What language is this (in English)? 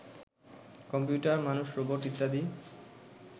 Bangla